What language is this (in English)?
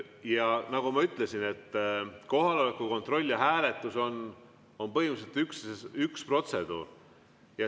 Estonian